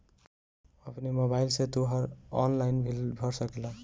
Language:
Bhojpuri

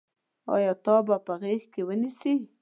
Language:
Pashto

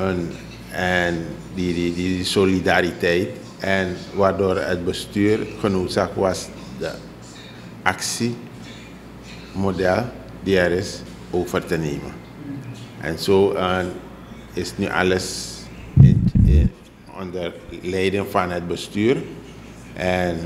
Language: Dutch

